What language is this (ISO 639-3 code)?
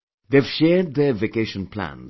eng